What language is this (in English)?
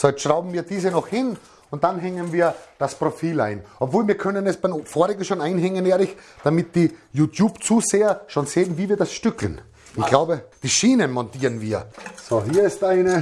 German